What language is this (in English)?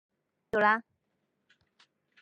Cantonese